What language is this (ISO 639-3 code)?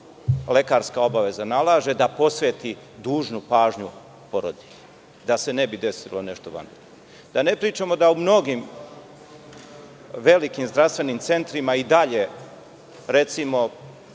srp